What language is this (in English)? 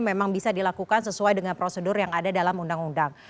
Indonesian